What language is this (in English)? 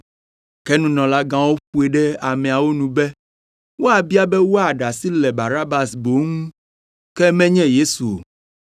Ewe